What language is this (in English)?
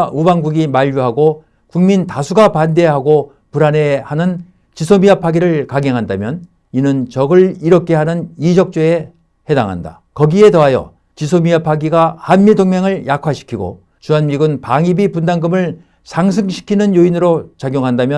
Korean